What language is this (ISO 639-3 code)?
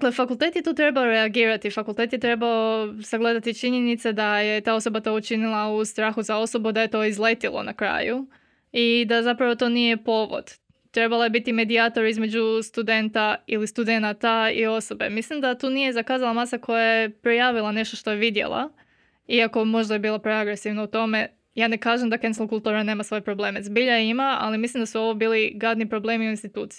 hrv